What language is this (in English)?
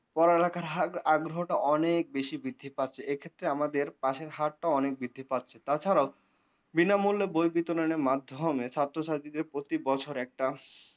Bangla